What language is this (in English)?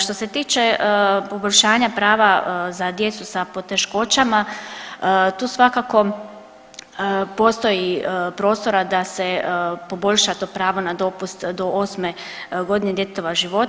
Croatian